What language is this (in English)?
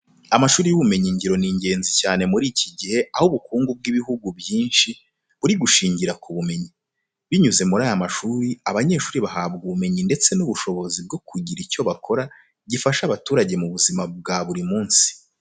Kinyarwanda